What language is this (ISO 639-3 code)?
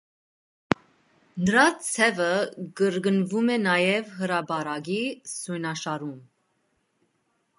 hye